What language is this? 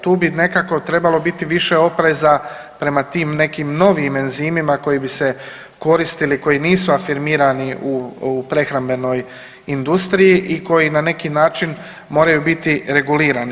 Croatian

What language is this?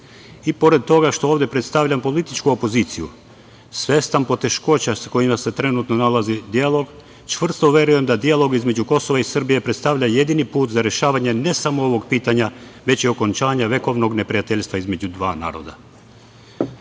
Serbian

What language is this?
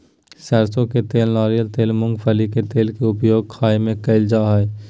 Magahi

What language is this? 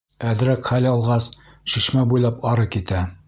Bashkir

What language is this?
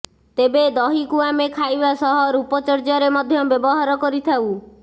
Odia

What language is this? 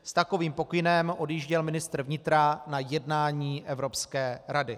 Czech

